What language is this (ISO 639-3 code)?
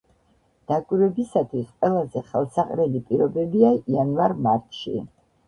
kat